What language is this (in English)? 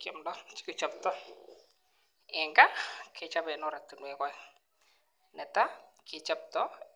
Kalenjin